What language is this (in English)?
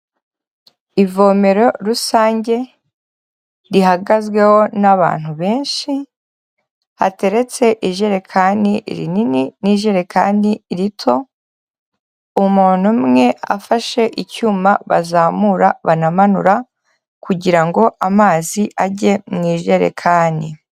Kinyarwanda